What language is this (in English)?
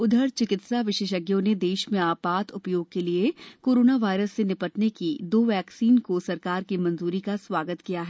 Hindi